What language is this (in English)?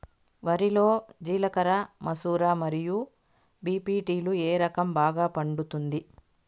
Telugu